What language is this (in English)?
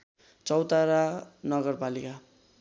Nepali